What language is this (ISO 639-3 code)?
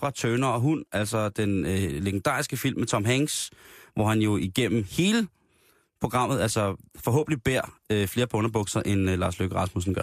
dan